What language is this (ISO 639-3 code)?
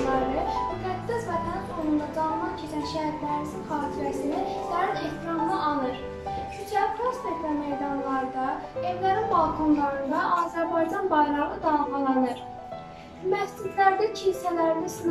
tur